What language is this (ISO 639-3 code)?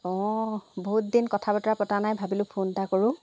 asm